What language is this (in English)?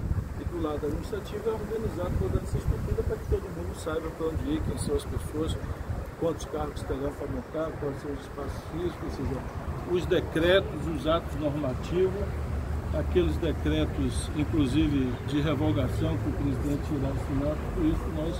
Portuguese